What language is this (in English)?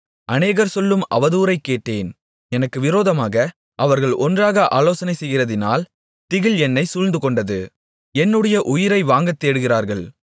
Tamil